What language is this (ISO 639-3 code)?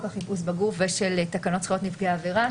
heb